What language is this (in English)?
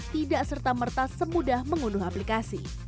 Indonesian